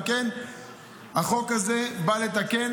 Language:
Hebrew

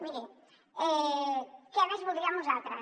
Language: Catalan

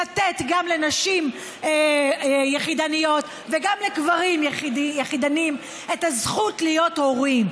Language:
Hebrew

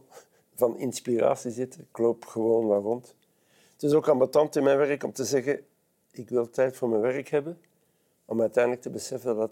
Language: Dutch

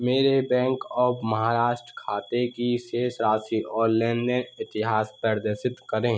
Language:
Hindi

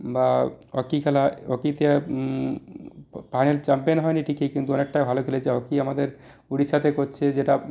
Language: Bangla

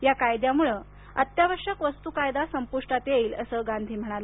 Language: Marathi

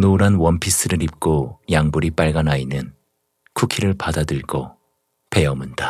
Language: Korean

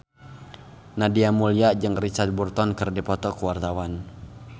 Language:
Sundanese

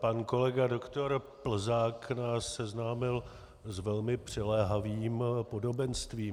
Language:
Czech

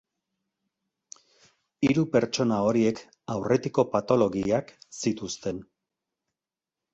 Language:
Basque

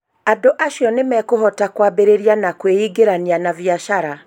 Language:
Kikuyu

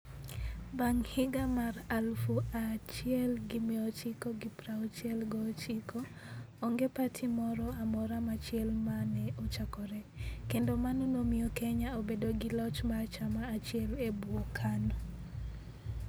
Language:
Luo (Kenya and Tanzania)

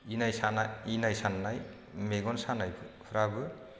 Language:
Bodo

